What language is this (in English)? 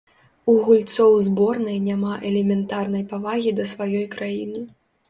Belarusian